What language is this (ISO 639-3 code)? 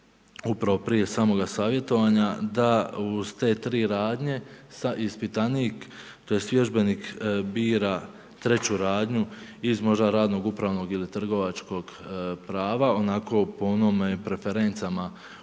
hrv